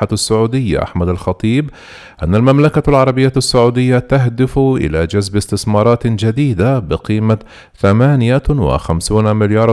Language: Arabic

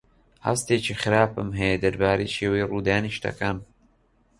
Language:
Central Kurdish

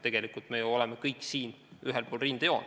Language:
Estonian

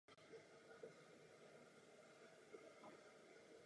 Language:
Czech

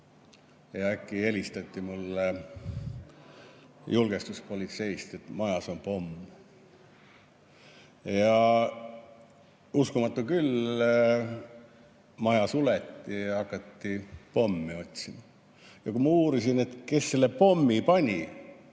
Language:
Estonian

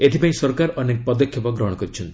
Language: Odia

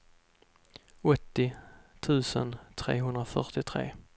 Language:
Swedish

